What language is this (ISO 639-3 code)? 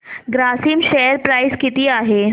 mar